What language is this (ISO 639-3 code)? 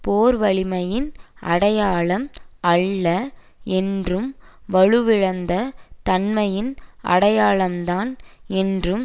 tam